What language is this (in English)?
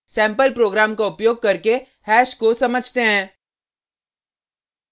Hindi